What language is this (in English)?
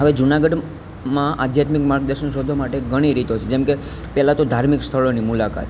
Gujarati